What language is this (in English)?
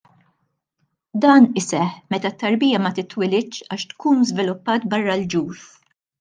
Maltese